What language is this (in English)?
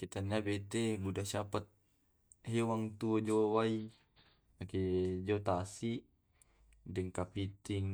Tae'